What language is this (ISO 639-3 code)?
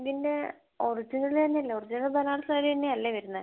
mal